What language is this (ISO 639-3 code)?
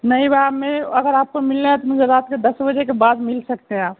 urd